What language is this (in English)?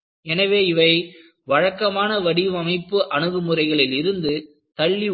Tamil